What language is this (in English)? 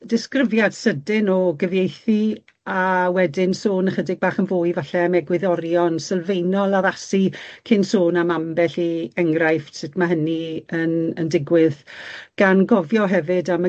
Welsh